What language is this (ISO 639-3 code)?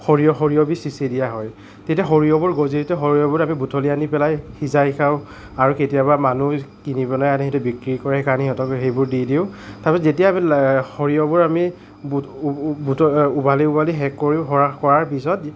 asm